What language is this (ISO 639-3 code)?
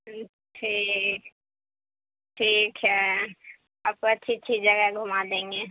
urd